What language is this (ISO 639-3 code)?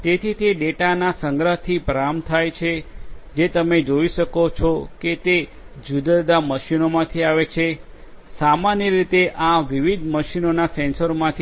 guj